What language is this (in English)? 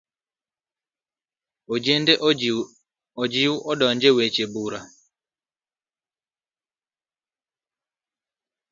Luo (Kenya and Tanzania)